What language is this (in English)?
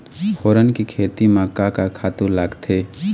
Chhattisgarhi